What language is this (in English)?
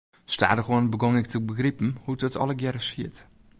Western Frisian